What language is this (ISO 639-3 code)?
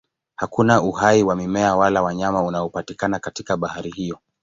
swa